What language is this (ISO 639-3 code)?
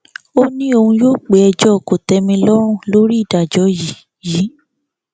yor